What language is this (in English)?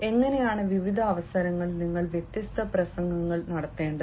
Malayalam